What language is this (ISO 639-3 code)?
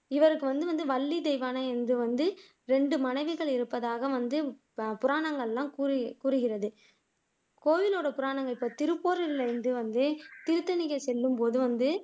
tam